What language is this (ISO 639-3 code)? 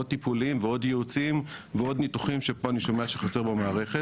heb